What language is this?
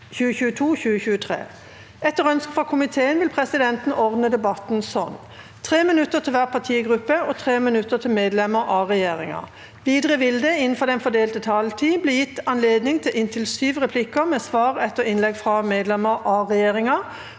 Norwegian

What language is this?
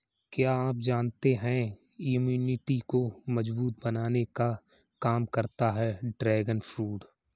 Hindi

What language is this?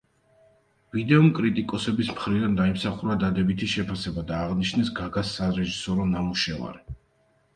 Georgian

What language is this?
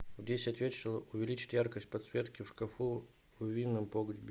Russian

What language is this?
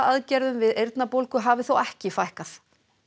Icelandic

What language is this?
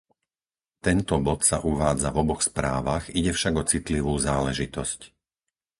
Slovak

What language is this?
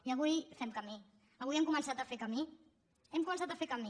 Catalan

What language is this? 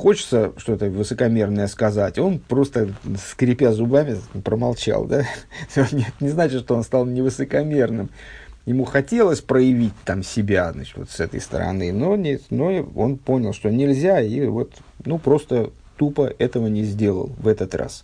Russian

